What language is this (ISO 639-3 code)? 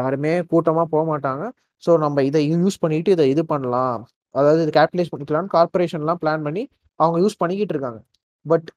tam